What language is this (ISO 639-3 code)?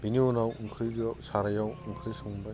brx